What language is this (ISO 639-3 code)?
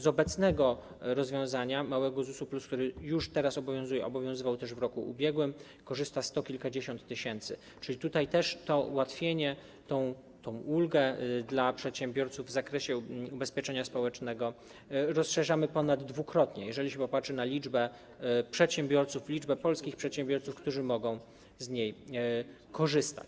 pol